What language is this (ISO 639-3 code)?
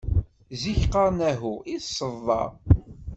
kab